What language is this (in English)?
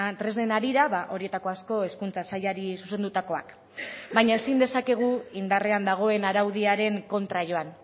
Basque